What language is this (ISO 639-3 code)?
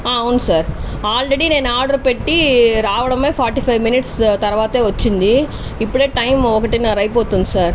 tel